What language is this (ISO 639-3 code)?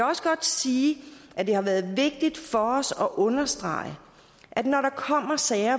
dan